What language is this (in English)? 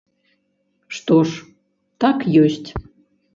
Belarusian